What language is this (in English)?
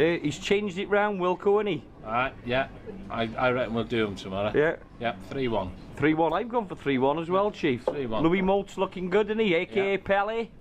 English